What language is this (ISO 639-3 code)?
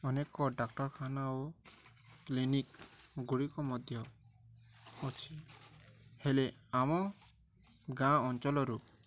ori